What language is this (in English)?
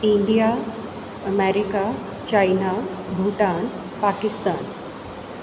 Sindhi